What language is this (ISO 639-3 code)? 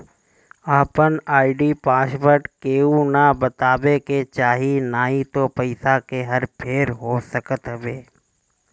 bho